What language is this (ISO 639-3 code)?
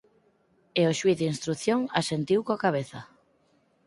glg